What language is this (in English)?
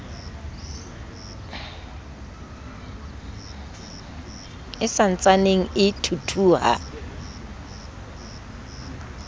Southern Sotho